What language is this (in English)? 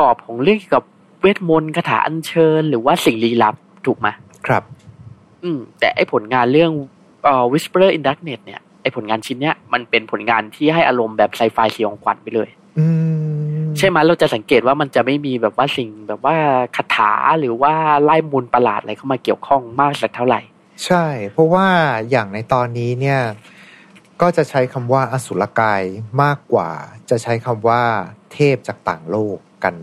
Thai